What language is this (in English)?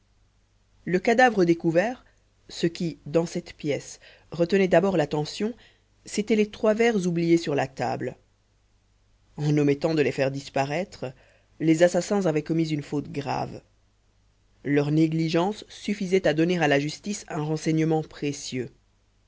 French